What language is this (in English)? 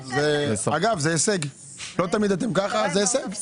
Hebrew